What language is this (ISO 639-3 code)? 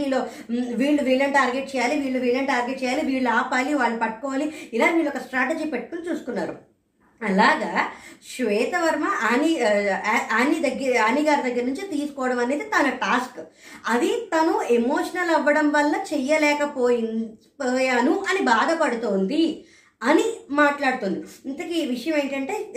tel